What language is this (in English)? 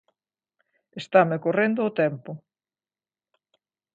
Galician